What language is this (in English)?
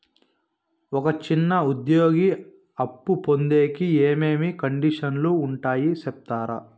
Telugu